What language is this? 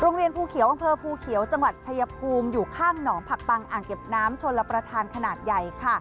Thai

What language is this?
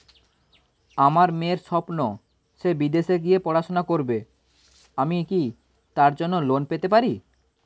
Bangla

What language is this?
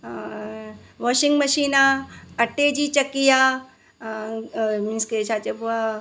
Sindhi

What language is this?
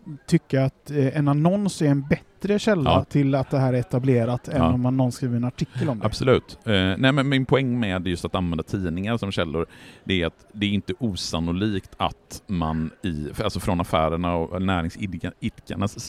Swedish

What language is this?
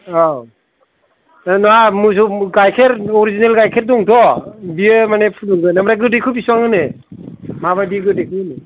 Bodo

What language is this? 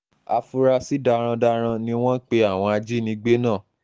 Yoruba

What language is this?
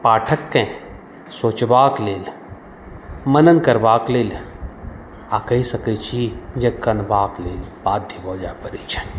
Maithili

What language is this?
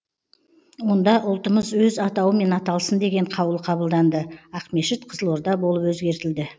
Kazakh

